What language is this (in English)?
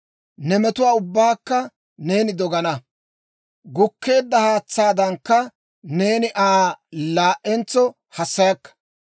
Dawro